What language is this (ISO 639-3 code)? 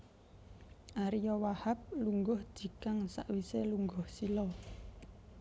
jav